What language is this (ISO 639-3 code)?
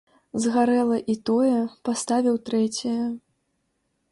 bel